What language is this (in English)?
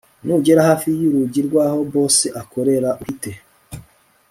Kinyarwanda